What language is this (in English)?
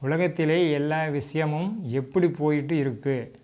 Tamil